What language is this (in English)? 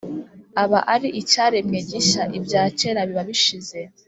Kinyarwanda